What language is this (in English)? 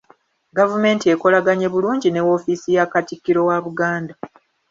Ganda